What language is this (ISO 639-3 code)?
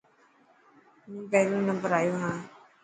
mki